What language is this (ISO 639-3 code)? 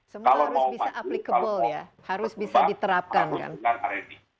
ind